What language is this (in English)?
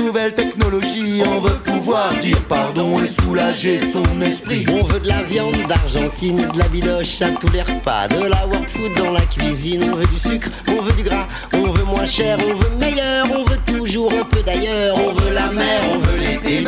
French